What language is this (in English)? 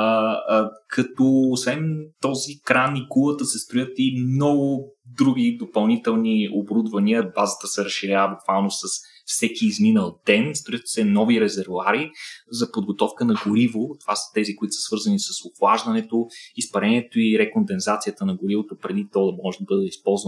Bulgarian